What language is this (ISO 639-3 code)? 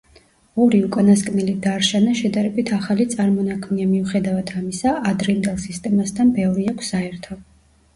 kat